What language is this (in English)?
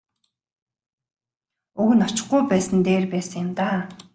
Mongolian